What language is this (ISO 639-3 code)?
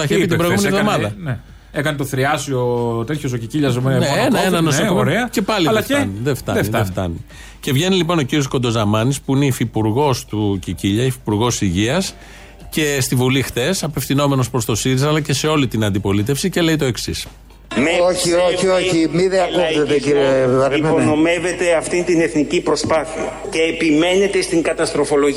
ell